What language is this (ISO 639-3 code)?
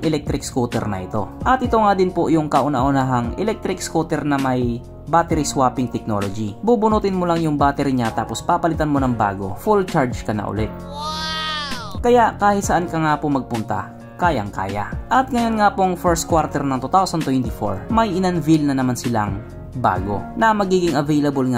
fil